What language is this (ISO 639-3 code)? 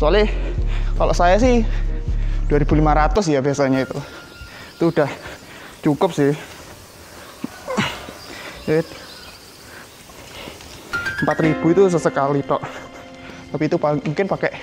ind